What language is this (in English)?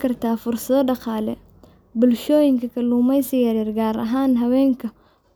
Somali